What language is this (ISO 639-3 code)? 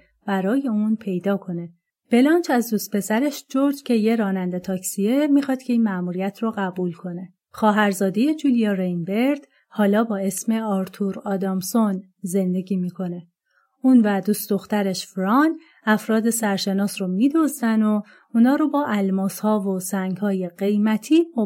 fas